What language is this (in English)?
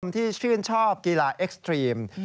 Thai